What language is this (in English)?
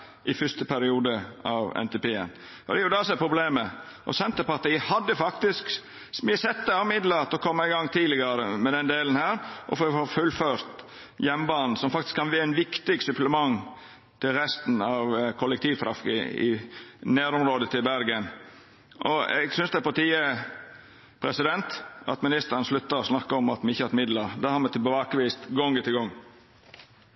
Norwegian Nynorsk